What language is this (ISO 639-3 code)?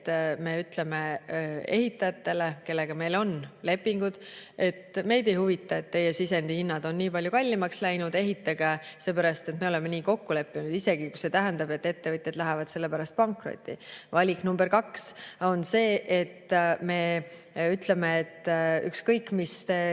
est